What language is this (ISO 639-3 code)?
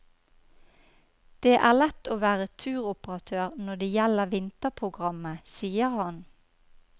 nor